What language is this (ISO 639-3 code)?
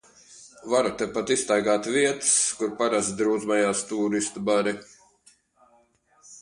lav